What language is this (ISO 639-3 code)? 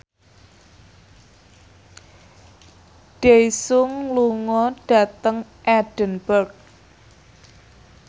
jav